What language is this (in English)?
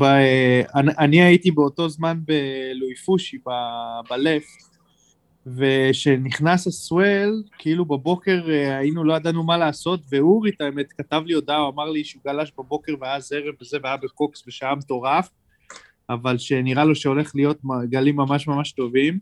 Hebrew